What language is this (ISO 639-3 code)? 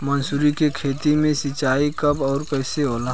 bho